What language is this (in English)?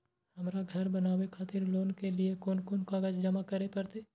Maithili